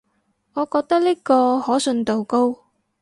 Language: Cantonese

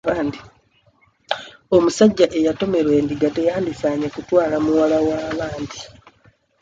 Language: Ganda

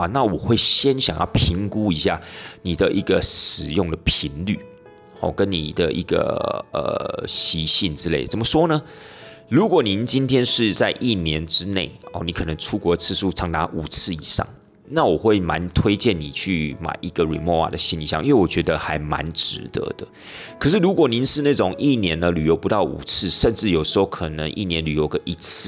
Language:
Chinese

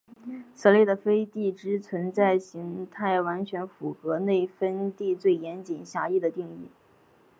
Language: Chinese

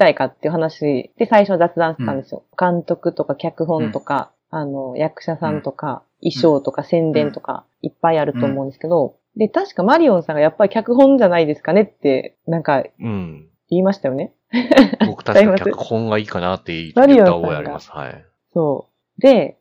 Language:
Japanese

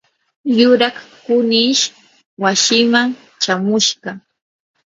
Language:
Yanahuanca Pasco Quechua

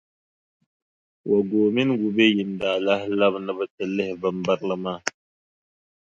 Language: Dagbani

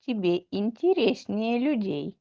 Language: Russian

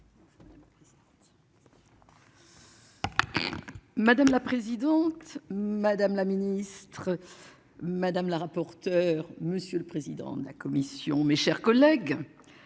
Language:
French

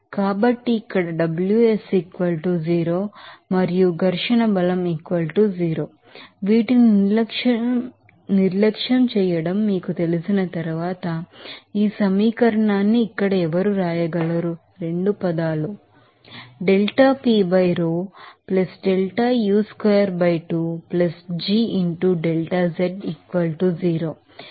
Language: Telugu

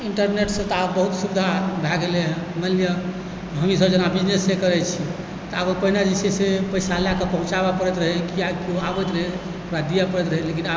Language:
Maithili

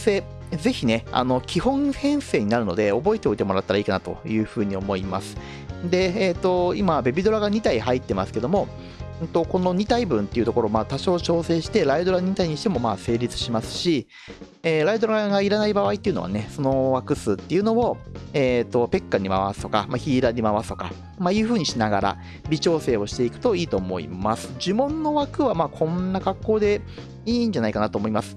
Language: Japanese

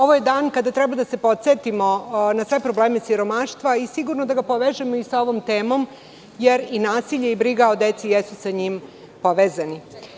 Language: Serbian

